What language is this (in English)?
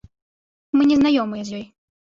Belarusian